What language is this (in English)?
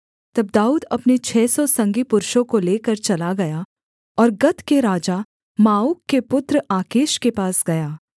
Hindi